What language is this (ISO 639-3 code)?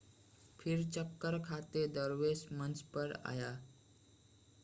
hin